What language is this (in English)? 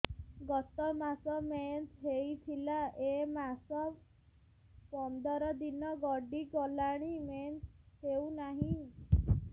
Odia